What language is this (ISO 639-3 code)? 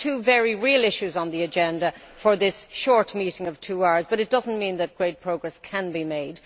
eng